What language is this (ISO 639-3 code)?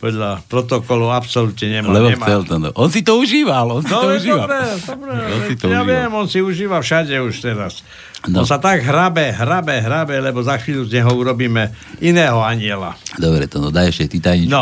slk